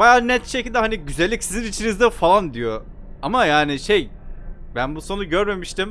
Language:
Turkish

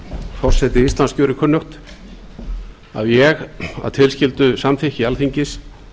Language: Icelandic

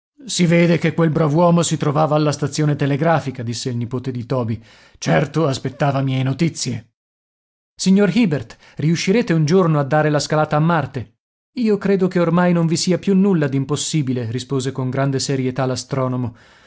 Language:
Italian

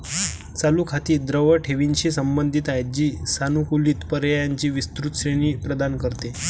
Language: Marathi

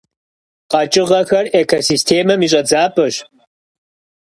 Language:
Kabardian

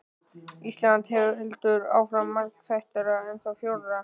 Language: Icelandic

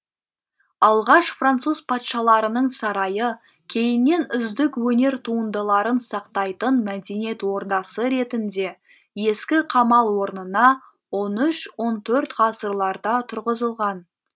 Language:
Kazakh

